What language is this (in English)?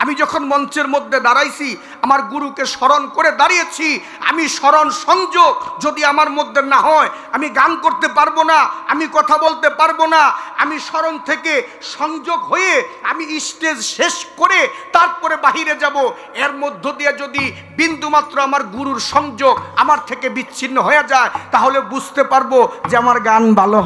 Arabic